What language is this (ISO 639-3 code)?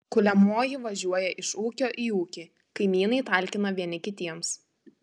lit